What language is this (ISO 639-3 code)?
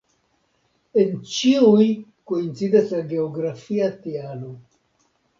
epo